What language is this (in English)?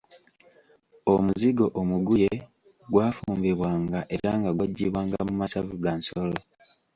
Ganda